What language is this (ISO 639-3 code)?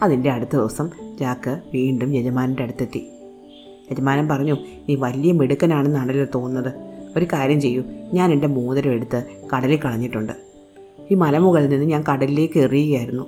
mal